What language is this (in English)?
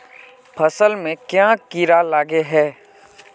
Magahi